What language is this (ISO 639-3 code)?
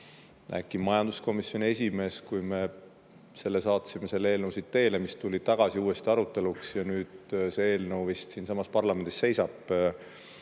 est